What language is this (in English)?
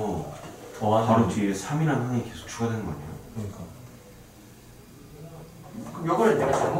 Korean